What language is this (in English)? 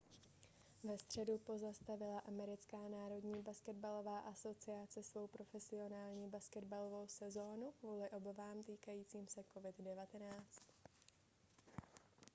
Czech